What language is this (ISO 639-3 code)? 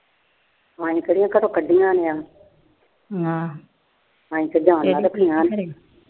pan